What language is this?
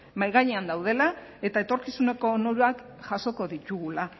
Basque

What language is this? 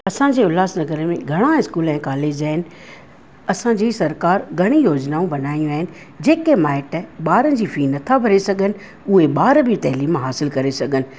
Sindhi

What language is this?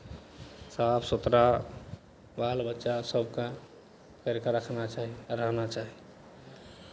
Maithili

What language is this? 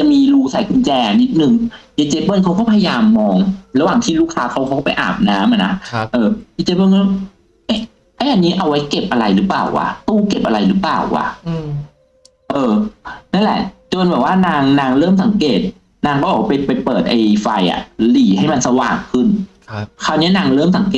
Thai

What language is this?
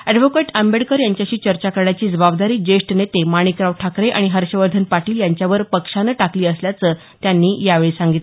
Marathi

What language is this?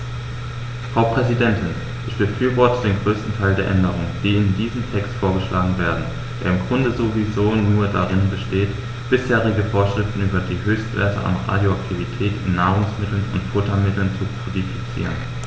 German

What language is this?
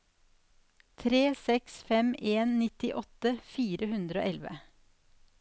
Norwegian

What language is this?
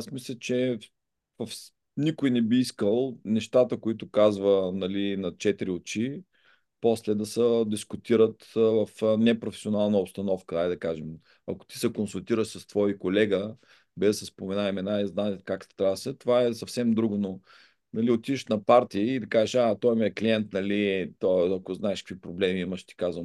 Bulgarian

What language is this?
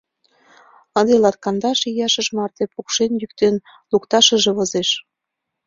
Mari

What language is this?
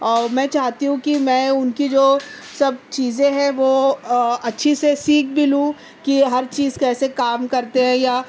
Urdu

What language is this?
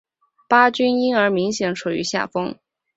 Chinese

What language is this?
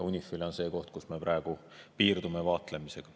Estonian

